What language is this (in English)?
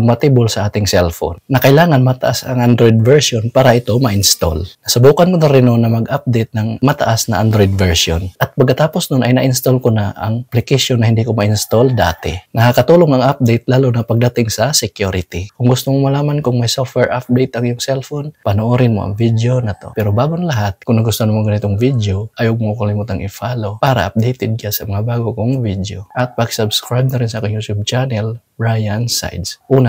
Filipino